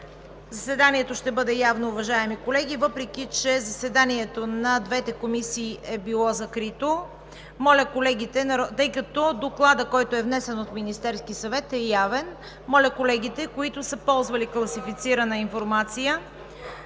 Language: Bulgarian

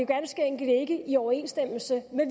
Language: Danish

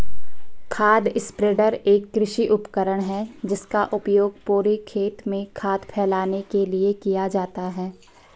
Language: Hindi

